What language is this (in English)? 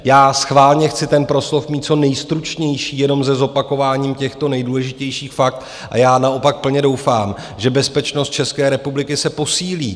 Czech